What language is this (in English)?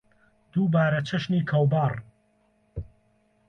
Central Kurdish